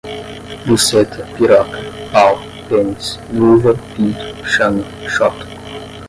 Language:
Portuguese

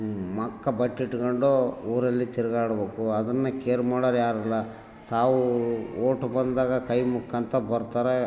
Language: Kannada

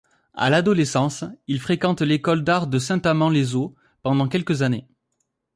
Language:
French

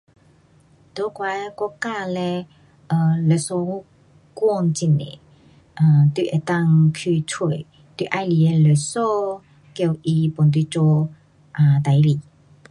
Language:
Pu-Xian Chinese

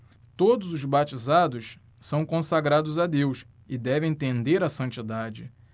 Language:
Portuguese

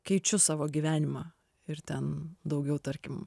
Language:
Lithuanian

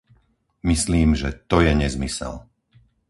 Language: Slovak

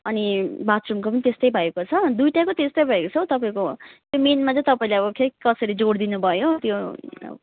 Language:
Nepali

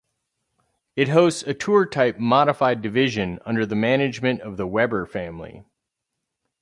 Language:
English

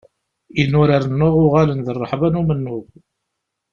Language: Kabyle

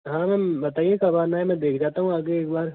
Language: Hindi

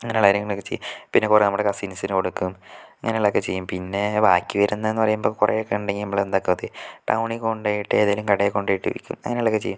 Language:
Malayalam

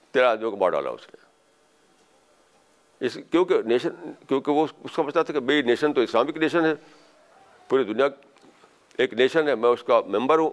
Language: Urdu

